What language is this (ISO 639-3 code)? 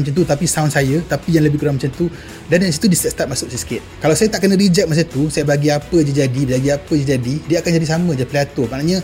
msa